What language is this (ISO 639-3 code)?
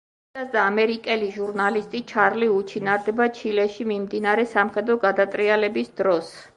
kat